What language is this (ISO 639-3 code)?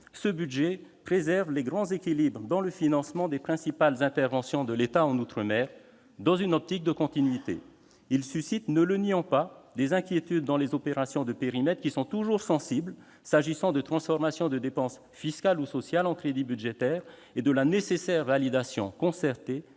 fra